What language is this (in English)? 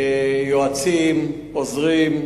Hebrew